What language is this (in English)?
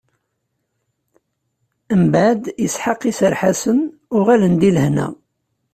Kabyle